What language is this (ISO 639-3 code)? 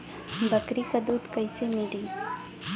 bho